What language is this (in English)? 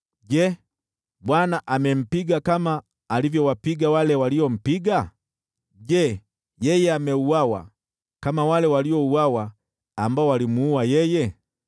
Swahili